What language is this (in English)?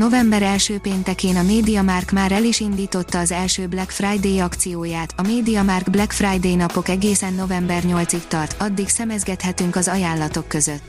Hungarian